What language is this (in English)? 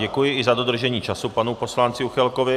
Czech